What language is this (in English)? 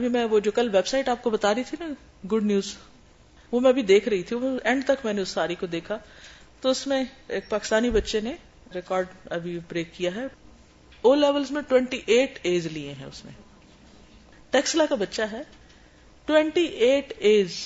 Urdu